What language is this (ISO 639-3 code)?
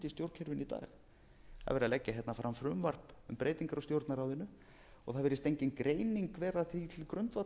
isl